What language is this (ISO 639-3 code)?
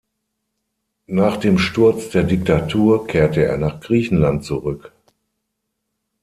deu